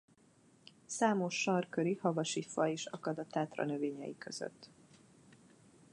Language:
Hungarian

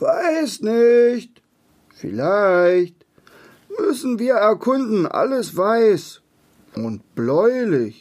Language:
German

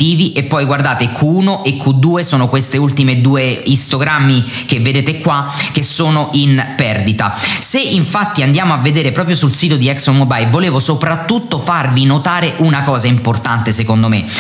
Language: Italian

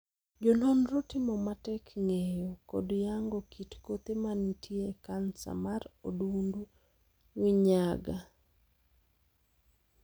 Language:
Luo (Kenya and Tanzania)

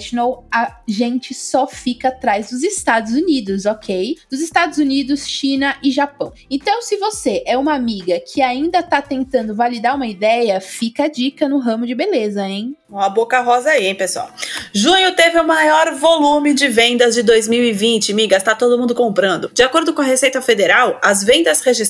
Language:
Portuguese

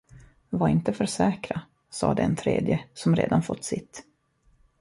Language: Swedish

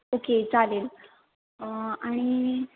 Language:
Marathi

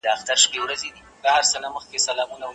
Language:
Pashto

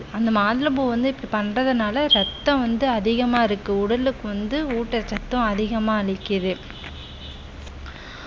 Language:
Tamil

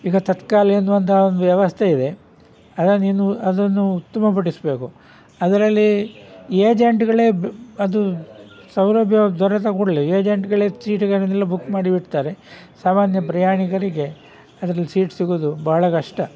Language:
Kannada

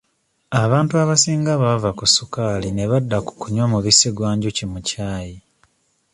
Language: Ganda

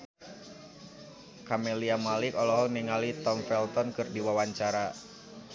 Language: Sundanese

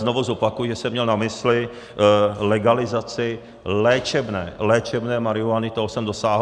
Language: Czech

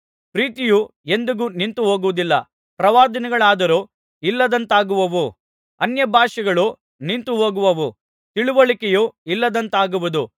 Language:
Kannada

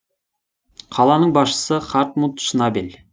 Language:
Kazakh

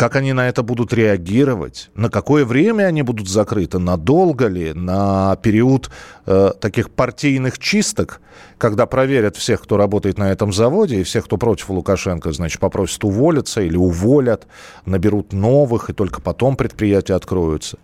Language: Russian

